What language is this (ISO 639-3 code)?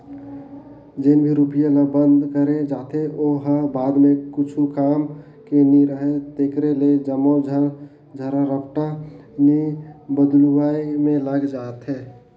hne